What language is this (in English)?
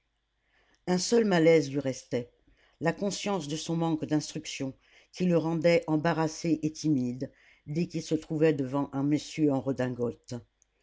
French